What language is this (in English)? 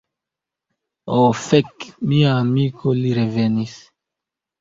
Esperanto